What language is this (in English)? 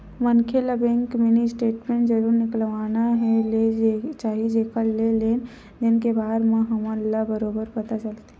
Chhattisgarhi